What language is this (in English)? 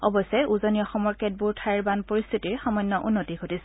Assamese